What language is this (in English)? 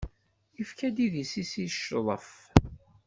Kabyle